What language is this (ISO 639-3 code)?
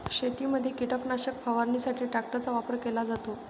mar